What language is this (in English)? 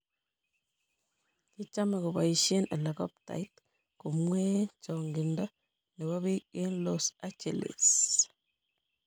Kalenjin